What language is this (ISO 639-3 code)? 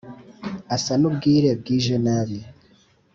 kin